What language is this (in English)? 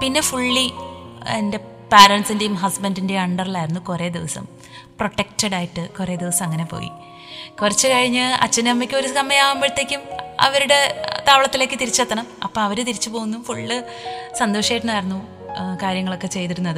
Malayalam